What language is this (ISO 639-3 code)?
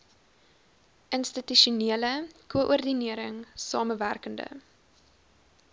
afr